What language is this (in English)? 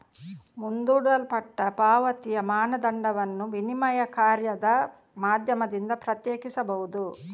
Kannada